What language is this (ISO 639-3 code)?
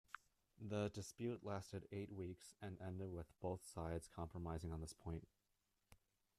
eng